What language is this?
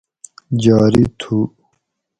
Gawri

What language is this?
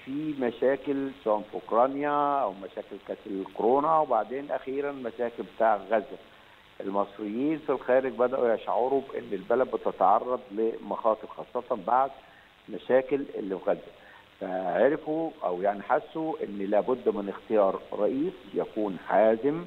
Arabic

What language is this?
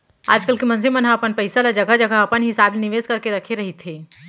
Chhattisgarhi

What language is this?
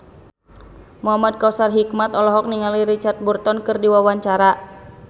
Sundanese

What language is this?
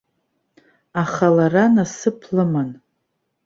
Abkhazian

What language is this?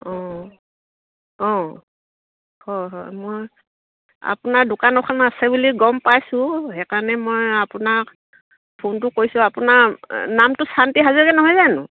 Assamese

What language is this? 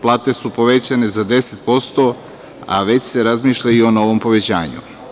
Serbian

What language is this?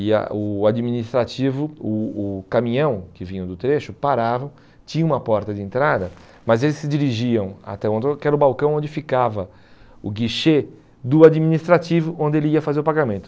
Portuguese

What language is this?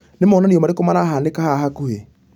Kikuyu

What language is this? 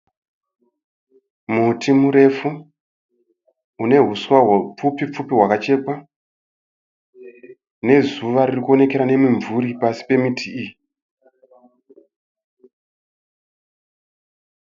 Shona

